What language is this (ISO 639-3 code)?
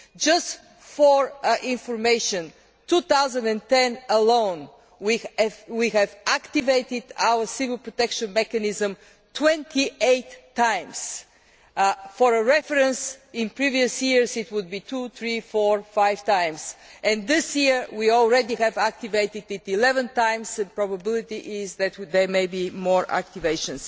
eng